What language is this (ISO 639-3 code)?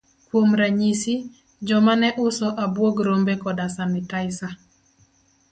luo